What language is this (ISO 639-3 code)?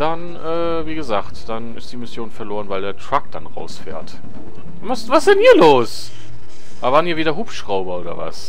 deu